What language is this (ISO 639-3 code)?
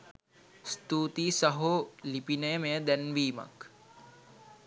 sin